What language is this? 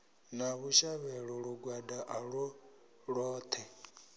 Venda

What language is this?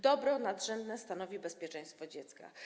Polish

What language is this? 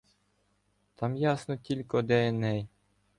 Ukrainian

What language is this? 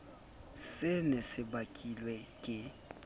Southern Sotho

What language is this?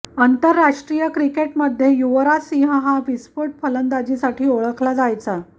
Marathi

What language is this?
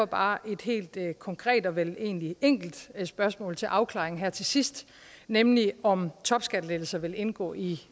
Danish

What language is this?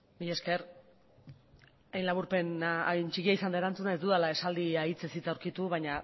Basque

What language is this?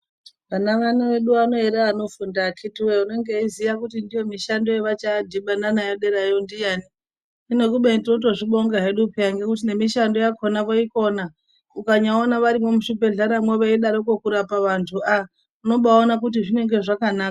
Ndau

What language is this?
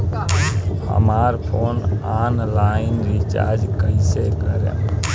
Bhojpuri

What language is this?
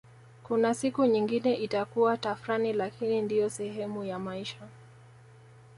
Swahili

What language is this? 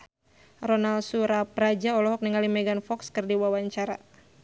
Sundanese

